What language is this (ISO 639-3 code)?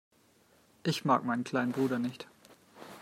deu